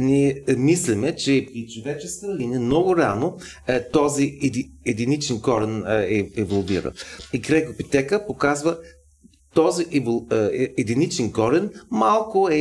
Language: Bulgarian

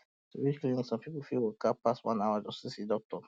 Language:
Nigerian Pidgin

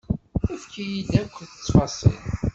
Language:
Kabyle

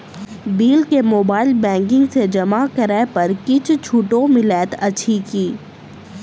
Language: Maithili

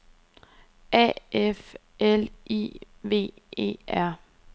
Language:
Danish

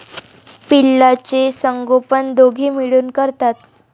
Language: Marathi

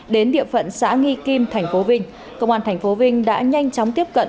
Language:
Vietnamese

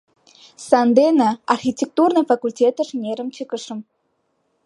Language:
Mari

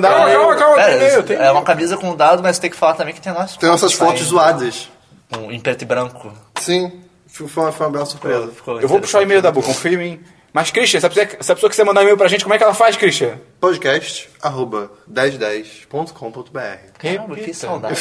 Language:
Portuguese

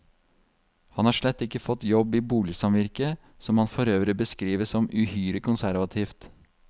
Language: Norwegian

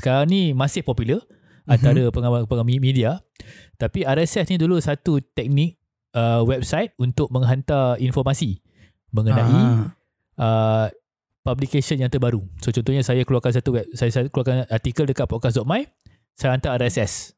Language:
Malay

